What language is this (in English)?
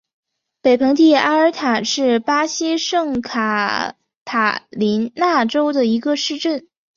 Chinese